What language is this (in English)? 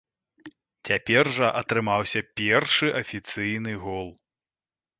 Belarusian